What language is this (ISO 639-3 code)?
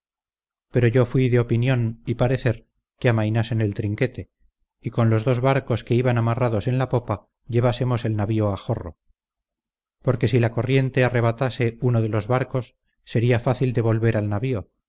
spa